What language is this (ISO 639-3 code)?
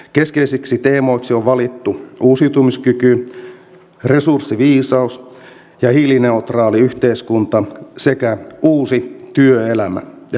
fin